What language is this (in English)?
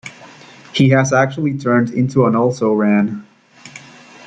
English